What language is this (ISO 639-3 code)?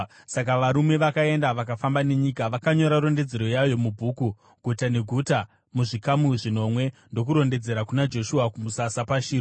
sna